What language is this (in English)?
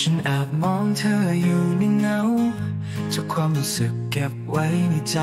Thai